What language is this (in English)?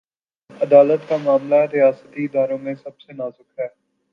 Urdu